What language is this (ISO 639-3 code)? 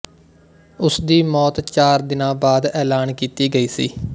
pan